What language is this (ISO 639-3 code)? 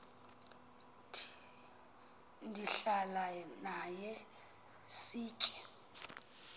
xho